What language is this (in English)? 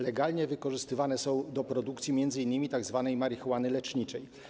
Polish